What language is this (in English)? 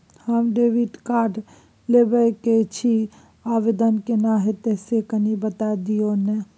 Maithili